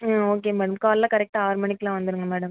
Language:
Tamil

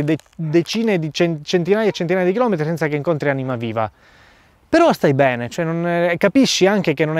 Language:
Italian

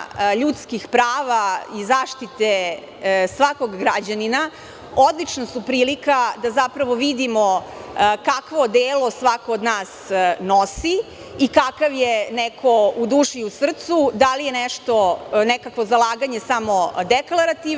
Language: Serbian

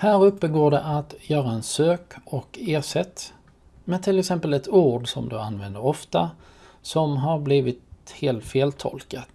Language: Swedish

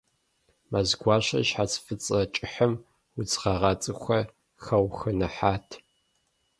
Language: Kabardian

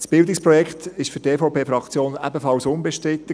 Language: Swiss German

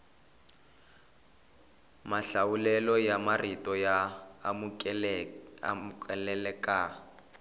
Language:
Tsonga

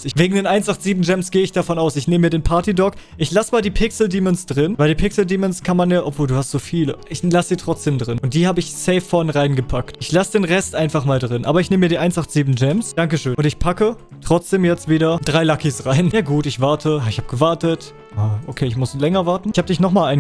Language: German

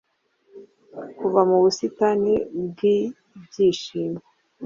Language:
Kinyarwanda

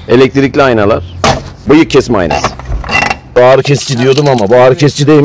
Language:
Turkish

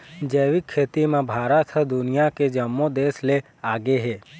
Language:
Chhattisgarhi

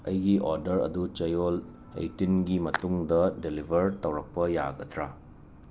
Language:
Manipuri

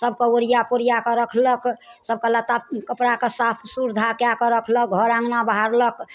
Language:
Maithili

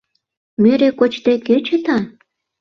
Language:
Mari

